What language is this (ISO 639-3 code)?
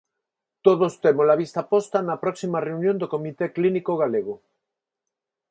glg